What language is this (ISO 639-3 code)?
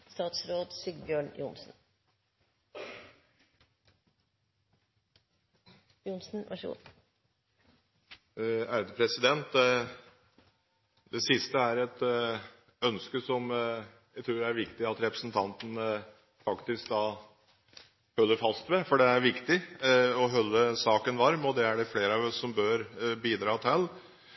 nob